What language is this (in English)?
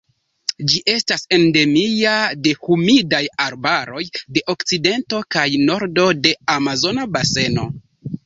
Esperanto